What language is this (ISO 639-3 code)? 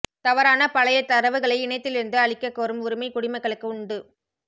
tam